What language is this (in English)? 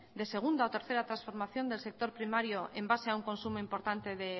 Spanish